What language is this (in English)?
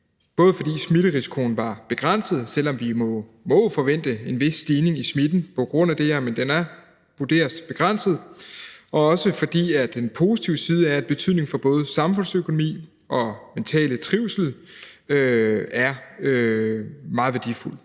Danish